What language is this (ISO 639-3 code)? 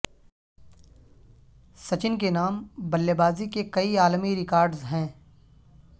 urd